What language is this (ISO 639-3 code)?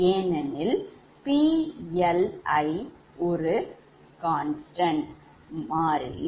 tam